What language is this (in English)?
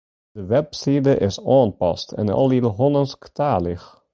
Western Frisian